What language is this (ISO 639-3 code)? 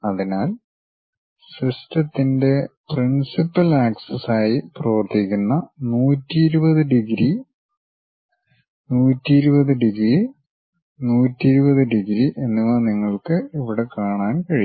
mal